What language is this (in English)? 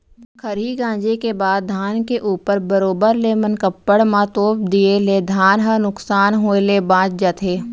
Chhattisgarhi